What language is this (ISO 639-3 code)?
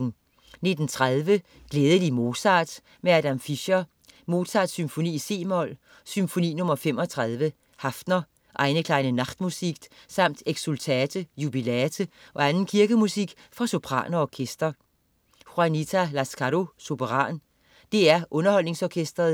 dan